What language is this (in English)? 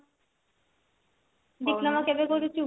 Odia